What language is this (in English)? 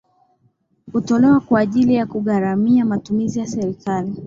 Swahili